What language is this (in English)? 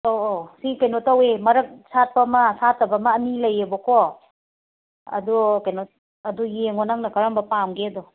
Manipuri